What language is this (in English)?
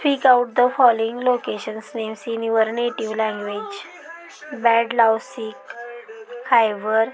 Marathi